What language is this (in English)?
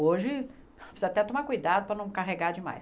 Portuguese